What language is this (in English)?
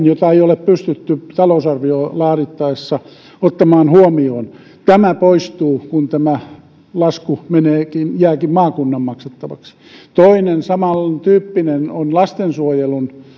Finnish